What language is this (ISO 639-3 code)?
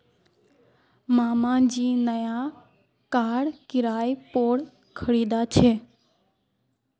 mag